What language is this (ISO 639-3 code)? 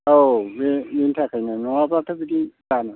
brx